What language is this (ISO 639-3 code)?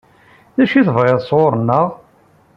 kab